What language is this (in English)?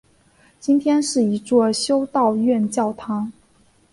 Chinese